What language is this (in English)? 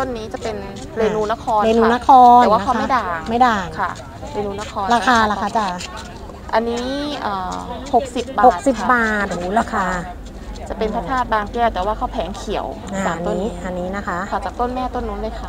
Thai